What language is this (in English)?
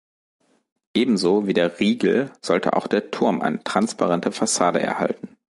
German